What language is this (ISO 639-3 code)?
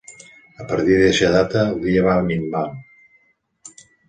cat